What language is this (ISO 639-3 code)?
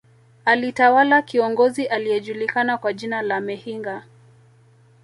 swa